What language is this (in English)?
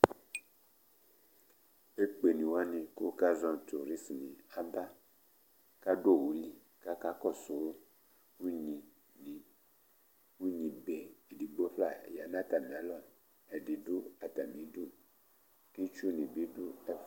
Ikposo